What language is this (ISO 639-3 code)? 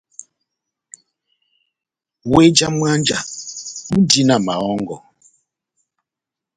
bnm